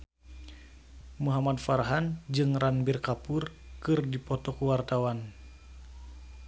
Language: Sundanese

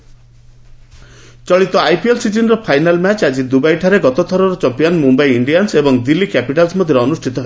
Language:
Odia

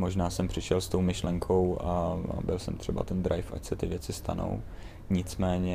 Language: Czech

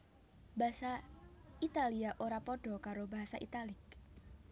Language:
Javanese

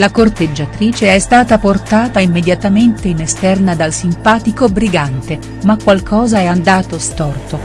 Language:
Italian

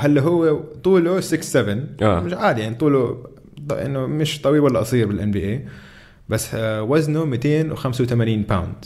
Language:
Arabic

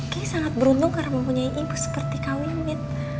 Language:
Indonesian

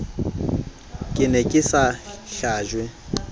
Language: Southern Sotho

